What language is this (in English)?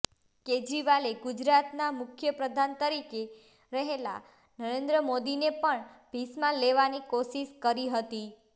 Gujarati